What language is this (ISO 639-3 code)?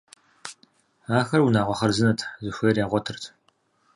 kbd